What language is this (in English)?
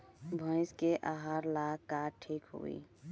Bhojpuri